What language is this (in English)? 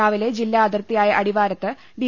Malayalam